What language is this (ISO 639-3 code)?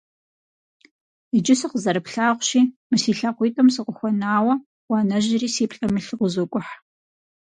kbd